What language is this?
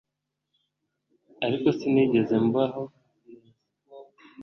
Kinyarwanda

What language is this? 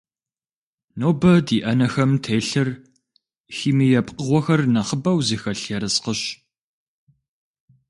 Kabardian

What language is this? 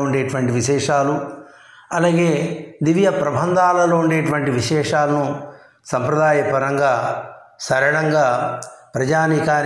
Telugu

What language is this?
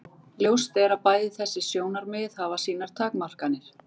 Icelandic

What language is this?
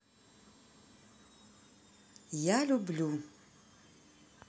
Russian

